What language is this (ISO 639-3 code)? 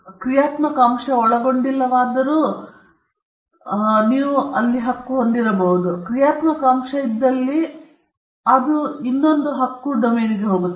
kan